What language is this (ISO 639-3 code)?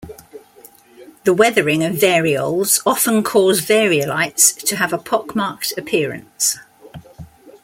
eng